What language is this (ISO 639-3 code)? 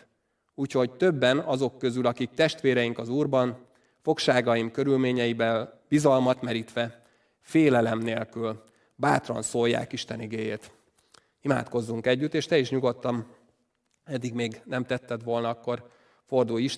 hun